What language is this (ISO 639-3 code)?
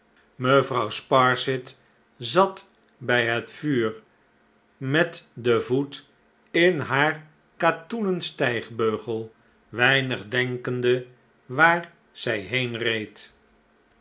nld